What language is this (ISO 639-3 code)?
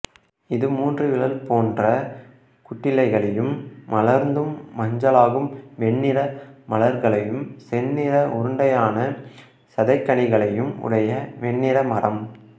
tam